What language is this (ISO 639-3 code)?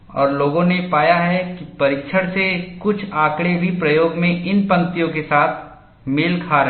hin